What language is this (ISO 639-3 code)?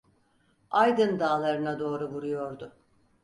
tur